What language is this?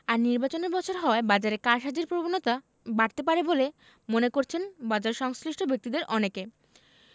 Bangla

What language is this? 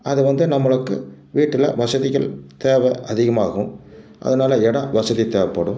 Tamil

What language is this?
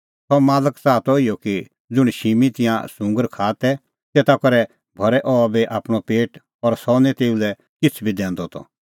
Kullu Pahari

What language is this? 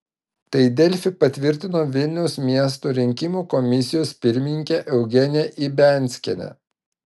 Lithuanian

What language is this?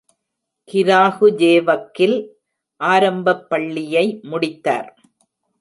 Tamil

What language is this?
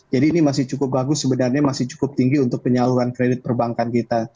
Indonesian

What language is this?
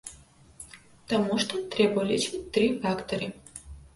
Belarusian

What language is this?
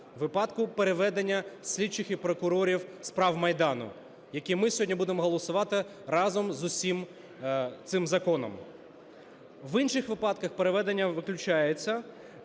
Ukrainian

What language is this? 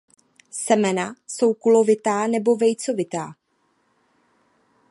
Czech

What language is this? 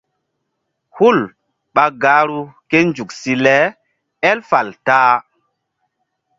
Mbum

